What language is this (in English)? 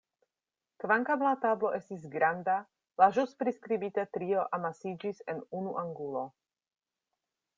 Esperanto